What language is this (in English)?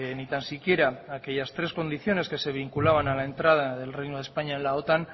Spanish